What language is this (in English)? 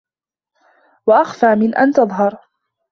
Arabic